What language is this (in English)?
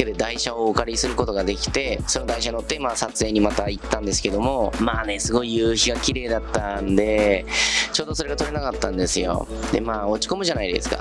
Japanese